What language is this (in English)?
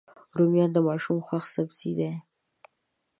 Pashto